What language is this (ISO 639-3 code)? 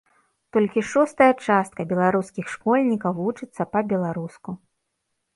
bel